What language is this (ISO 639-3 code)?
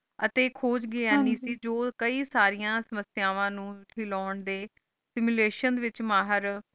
pan